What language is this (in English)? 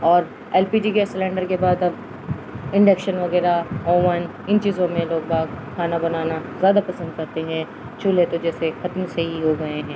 Urdu